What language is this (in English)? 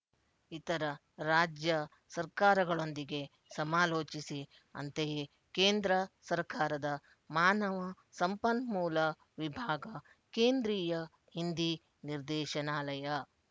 Kannada